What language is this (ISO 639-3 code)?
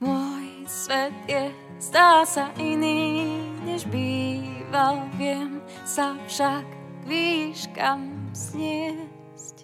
slk